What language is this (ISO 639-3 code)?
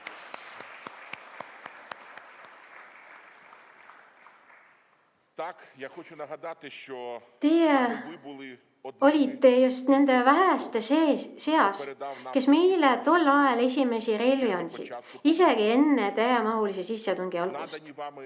est